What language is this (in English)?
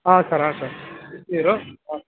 Kannada